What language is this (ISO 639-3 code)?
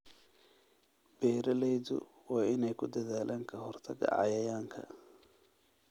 som